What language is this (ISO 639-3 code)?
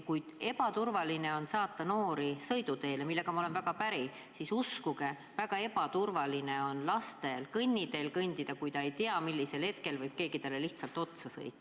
est